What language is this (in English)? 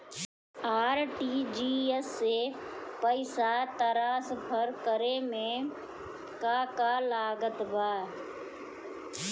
Bhojpuri